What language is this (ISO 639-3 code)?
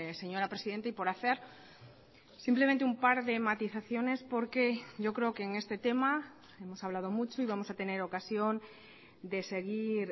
spa